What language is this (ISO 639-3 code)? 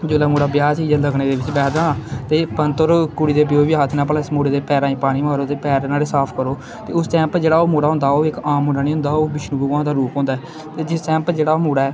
doi